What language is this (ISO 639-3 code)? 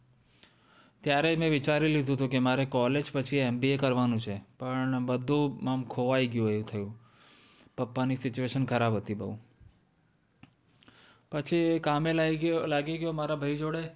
guj